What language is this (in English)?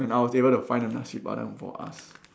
English